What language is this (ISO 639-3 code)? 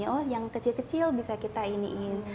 ind